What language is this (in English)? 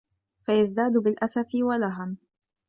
Arabic